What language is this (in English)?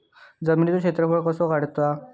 Marathi